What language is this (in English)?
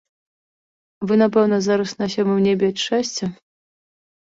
Belarusian